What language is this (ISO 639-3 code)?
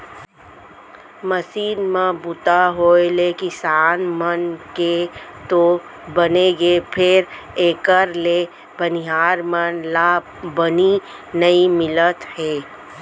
hne